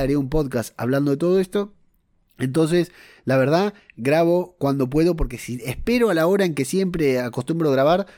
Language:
Spanish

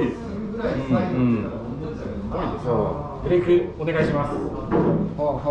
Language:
Japanese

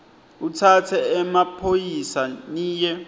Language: Swati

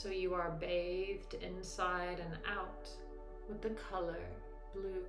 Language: English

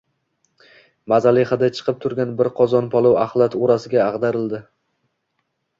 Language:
Uzbek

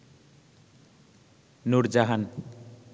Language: Bangla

